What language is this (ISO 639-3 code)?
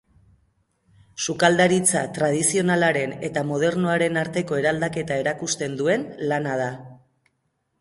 eus